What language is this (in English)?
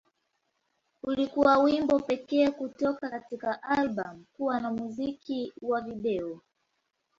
Swahili